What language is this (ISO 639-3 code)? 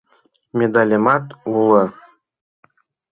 chm